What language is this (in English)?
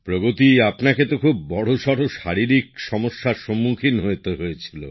Bangla